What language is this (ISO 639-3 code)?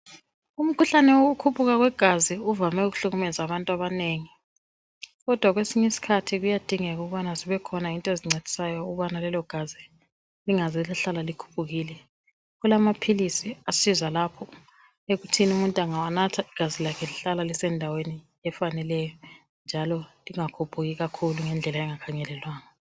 nde